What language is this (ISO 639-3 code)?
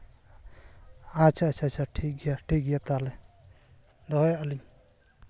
sat